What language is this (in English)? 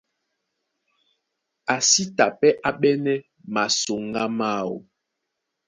Duala